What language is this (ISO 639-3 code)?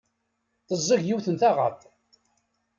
kab